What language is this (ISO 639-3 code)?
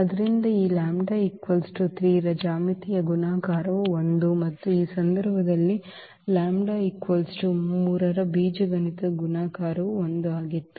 kan